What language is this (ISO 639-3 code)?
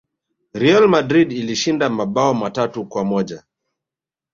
swa